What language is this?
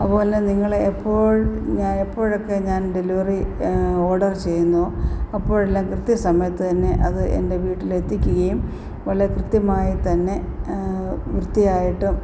Malayalam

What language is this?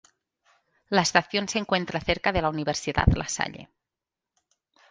Spanish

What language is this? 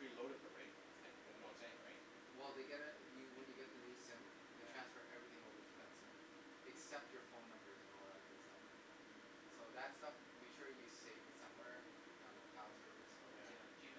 English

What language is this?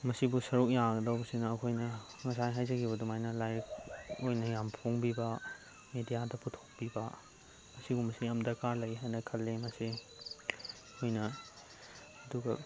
Manipuri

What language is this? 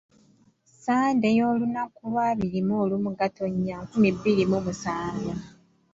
Ganda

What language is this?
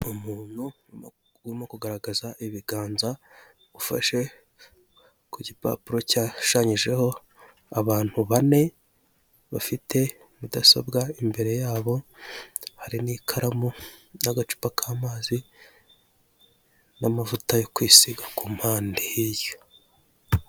Kinyarwanda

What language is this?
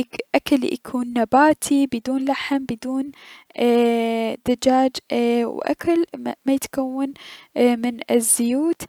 Mesopotamian Arabic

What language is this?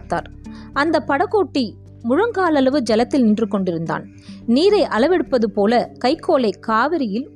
Tamil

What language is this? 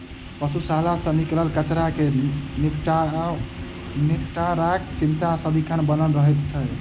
Maithili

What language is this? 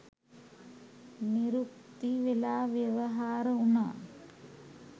Sinhala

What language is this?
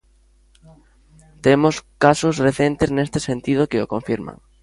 Galician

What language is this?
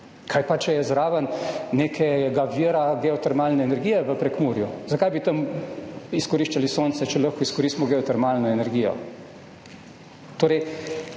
Slovenian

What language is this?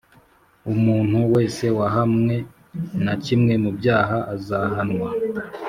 Kinyarwanda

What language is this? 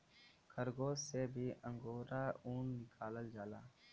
Bhojpuri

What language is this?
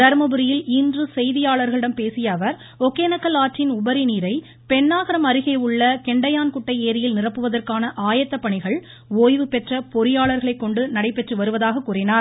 Tamil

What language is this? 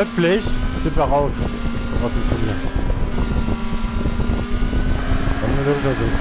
German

